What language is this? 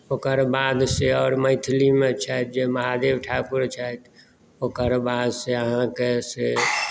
Maithili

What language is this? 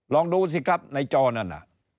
Thai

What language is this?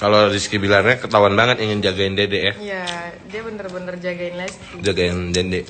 Indonesian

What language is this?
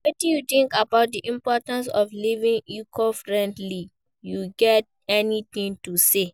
Nigerian Pidgin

